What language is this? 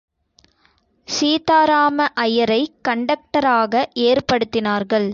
Tamil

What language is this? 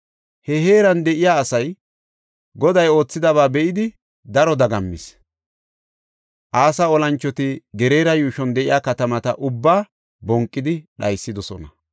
Gofa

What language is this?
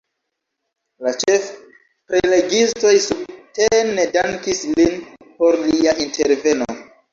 Esperanto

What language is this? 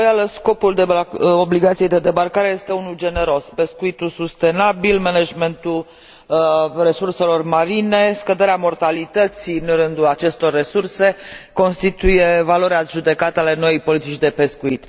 Romanian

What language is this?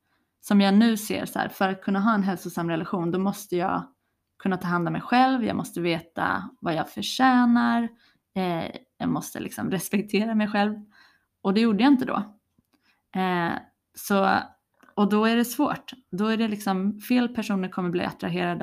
Swedish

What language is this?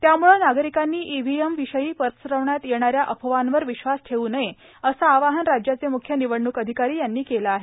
Marathi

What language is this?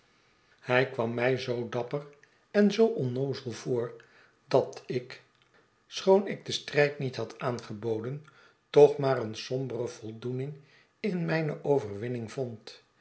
Dutch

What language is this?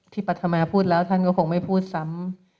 Thai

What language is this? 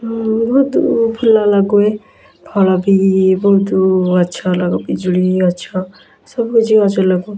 Odia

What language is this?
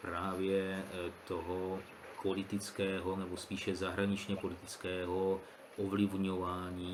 Czech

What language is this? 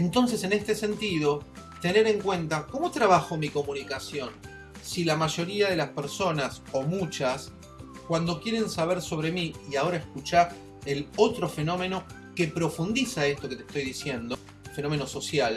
Spanish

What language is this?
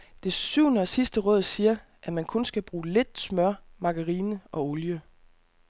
Danish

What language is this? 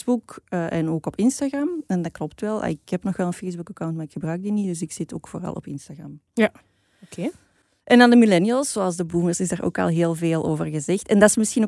Dutch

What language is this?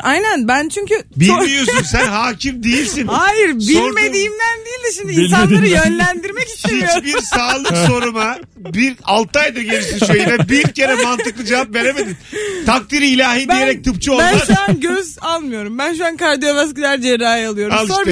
Turkish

